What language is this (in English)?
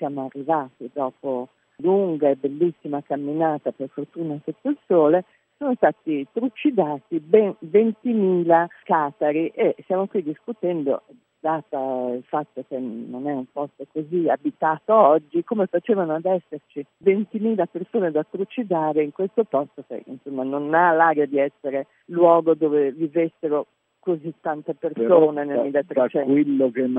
Italian